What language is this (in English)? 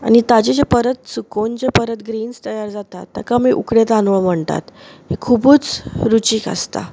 Konkani